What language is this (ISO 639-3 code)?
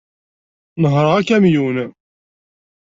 kab